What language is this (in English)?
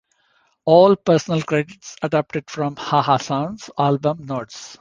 English